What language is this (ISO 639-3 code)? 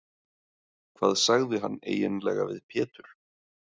isl